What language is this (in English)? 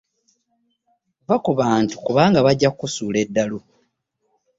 Ganda